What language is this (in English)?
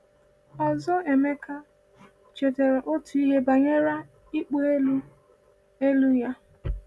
Igbo